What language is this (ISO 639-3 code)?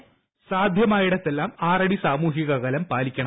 mal